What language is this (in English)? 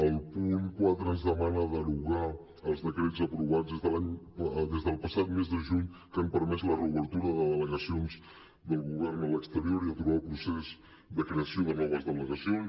Catalan